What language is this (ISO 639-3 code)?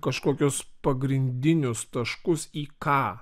lit